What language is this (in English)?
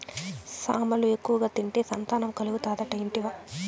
Telugu